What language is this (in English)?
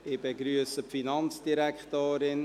Swiss German